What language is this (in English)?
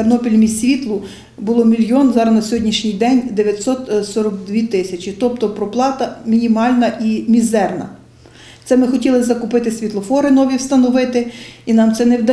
Ukrainian